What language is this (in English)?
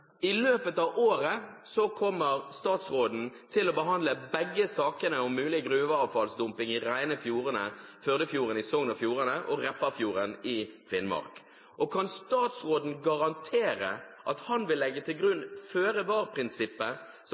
Norwegian Bokmål